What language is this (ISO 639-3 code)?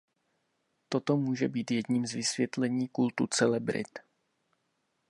ces